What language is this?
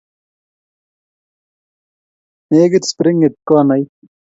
Kalenjin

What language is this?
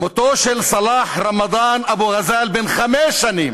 Hebrew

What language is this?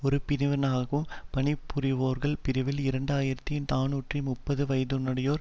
Tamil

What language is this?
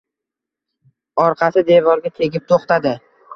Uzbek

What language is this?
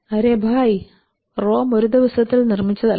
Malayalam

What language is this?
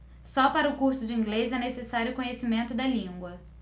Portuguese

